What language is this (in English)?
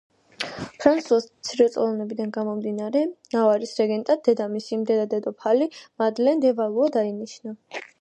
Georgian